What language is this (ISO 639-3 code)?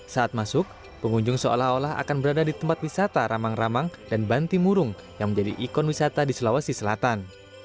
ind